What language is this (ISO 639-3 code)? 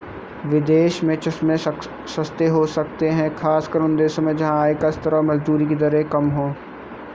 hin